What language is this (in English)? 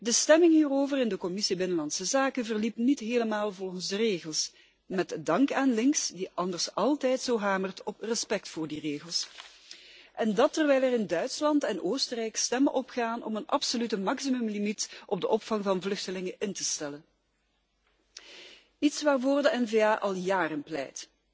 Dutch